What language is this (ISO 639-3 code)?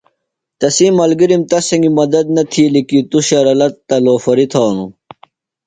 phl